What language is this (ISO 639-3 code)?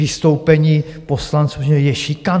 ces